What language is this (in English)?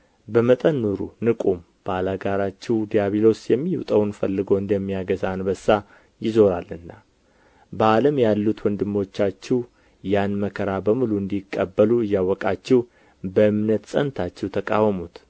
Amharic